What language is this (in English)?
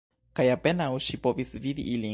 Esperanto